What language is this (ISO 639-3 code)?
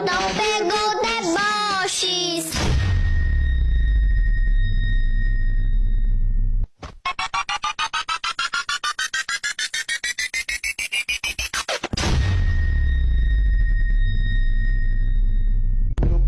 ara